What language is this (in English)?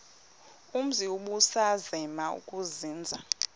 Xhosa